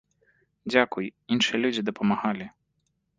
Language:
Belarusian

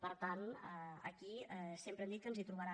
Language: Catalan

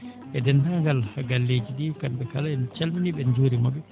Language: Fula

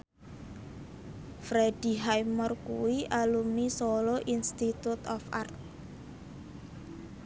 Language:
Javanese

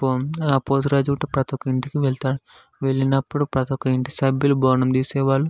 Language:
Telugu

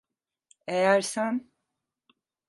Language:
Turkish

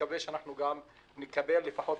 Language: Hebrew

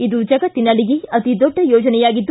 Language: Kannada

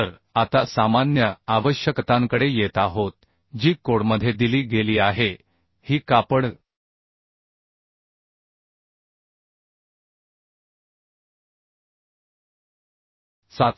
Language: Marathi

